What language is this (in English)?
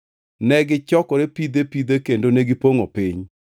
Luo (Kenya and Tanzania)